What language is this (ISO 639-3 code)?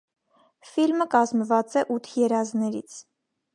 hye